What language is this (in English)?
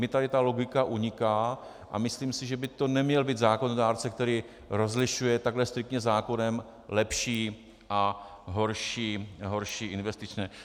Czech